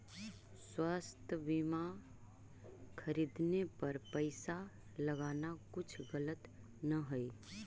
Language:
Magahi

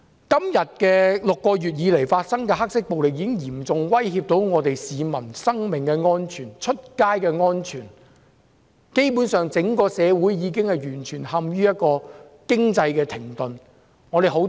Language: Cantonese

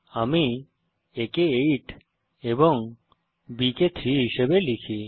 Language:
Bangla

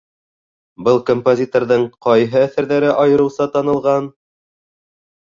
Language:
Bashkir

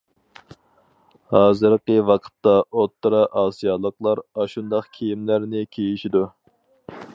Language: Uyghur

